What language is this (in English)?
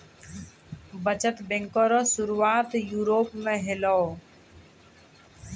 Maithili